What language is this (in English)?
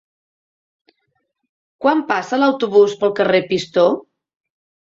Catalan